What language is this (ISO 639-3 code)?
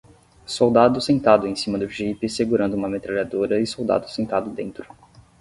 por